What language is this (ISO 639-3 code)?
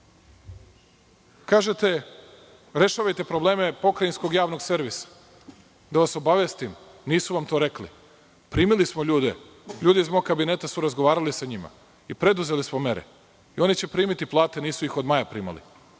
srp